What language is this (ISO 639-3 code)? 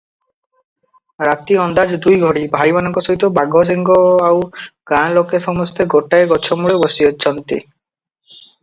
ori